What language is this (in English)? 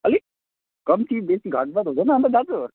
Nepali